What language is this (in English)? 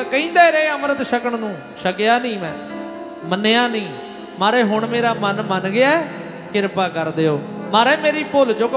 Punjabi